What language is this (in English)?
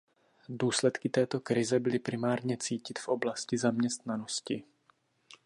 Czech